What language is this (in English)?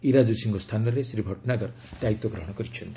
Odia